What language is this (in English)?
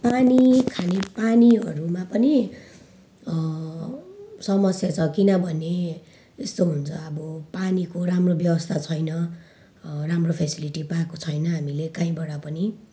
Nepali